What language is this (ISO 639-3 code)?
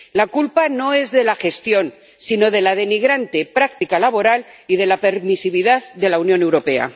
spa